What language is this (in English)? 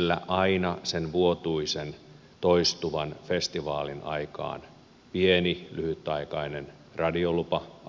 Finnish